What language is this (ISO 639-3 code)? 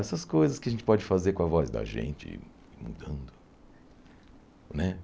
por